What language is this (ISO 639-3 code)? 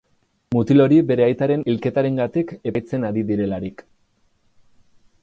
eus